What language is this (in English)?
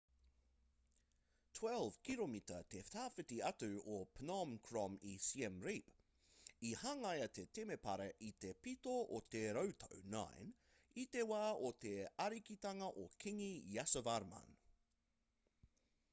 Māori